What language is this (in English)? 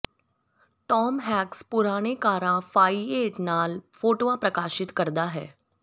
Punjabi